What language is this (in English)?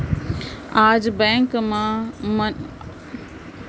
Chhattisgarhi